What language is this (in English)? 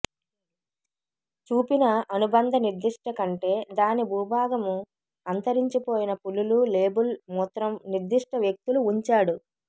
Telugu